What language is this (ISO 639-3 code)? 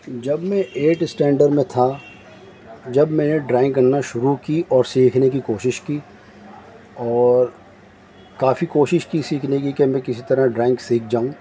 urd